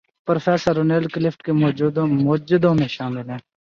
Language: Urdu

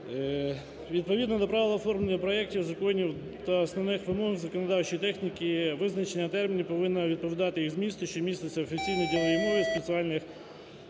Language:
Ukrainian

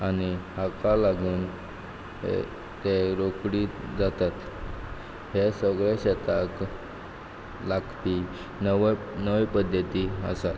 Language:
Konkani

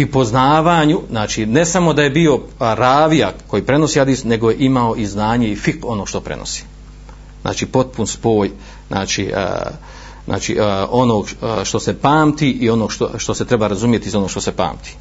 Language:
Croatian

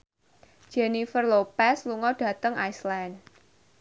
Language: Javanese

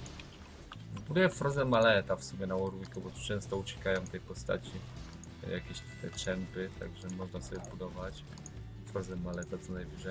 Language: Polish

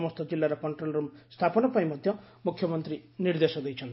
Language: Odia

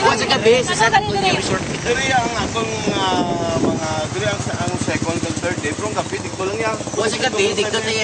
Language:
Indonesian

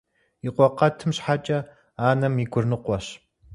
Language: Kabardian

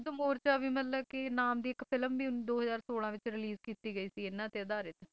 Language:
Punjabi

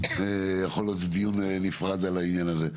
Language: Hebrew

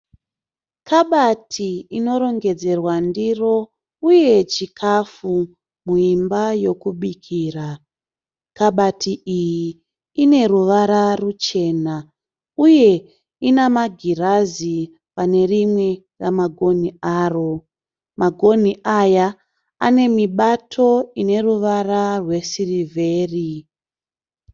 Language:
Shona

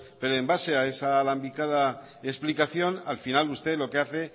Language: Spanish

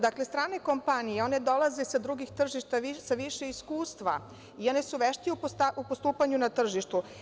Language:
Serbian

